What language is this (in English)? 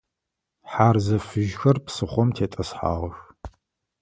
Adyghe